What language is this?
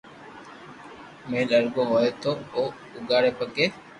Loarki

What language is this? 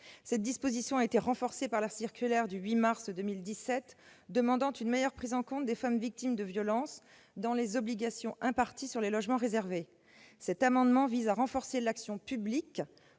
French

